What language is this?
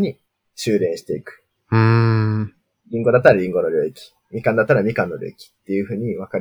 Japanese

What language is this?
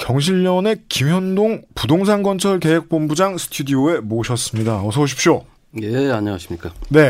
Korean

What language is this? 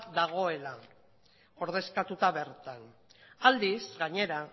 Basque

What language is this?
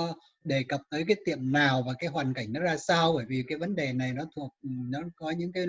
Vietnamese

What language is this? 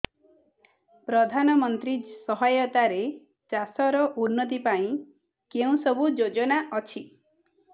Odia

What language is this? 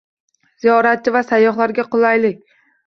Uzbek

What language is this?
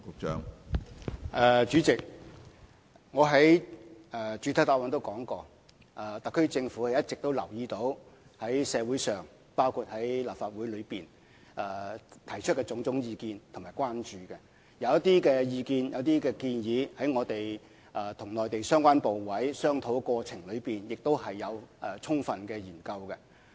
Cantonese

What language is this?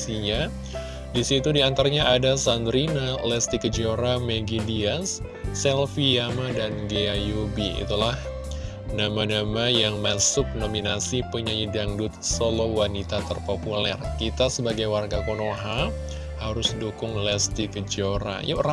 Indonesian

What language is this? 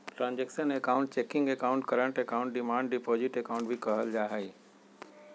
Magahi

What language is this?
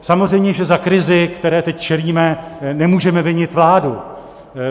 Czech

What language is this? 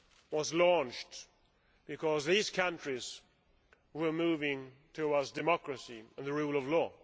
English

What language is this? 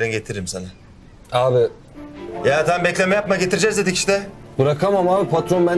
Turkish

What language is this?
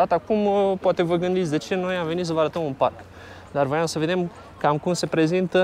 Romanian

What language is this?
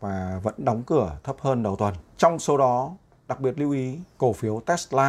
Vietnamese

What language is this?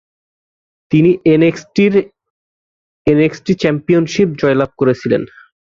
Bangla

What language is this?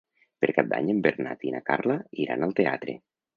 Catalan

